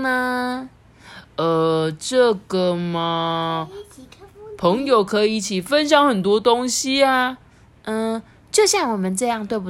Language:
Chinese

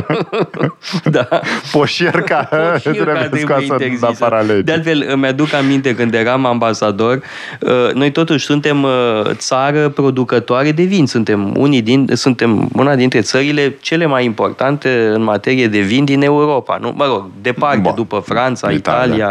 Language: Romanian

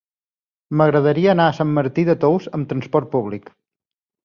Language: Catalan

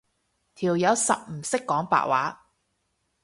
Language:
Cantonese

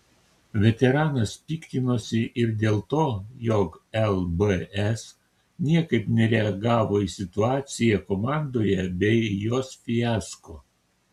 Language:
Lithuanian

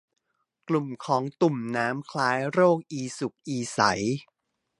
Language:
Thai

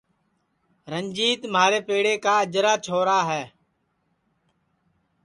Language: Sansi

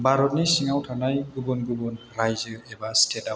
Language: Bodo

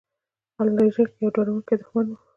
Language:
Pashto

